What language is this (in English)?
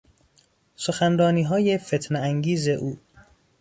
Persian